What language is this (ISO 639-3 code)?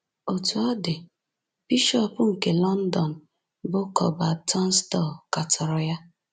ibo